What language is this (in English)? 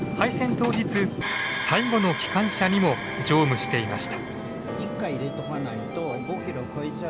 Japanese